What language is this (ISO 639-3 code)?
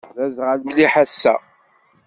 kab